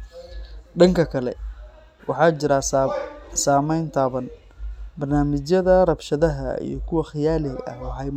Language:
Somali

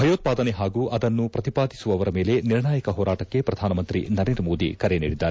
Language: Kannada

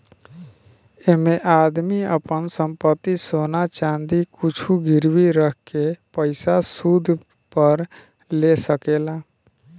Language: Bhojpuri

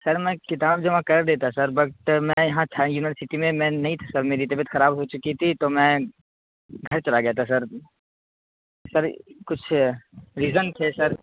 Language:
Urdu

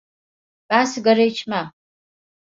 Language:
Turkish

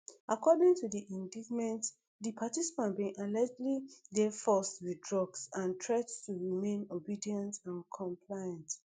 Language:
Nigerian Pidgin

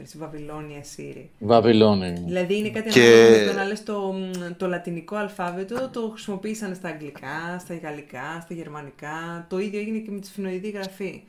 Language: Greek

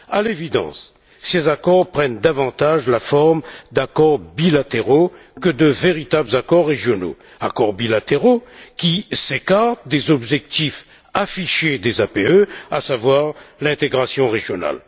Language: French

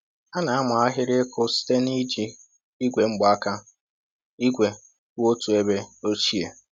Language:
Igbo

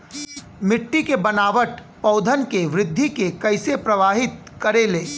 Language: Bhojpuri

